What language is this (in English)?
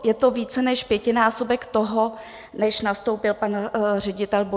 Czech